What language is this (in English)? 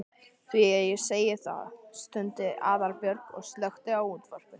Icelandic